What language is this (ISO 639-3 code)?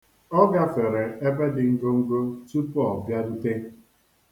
ibo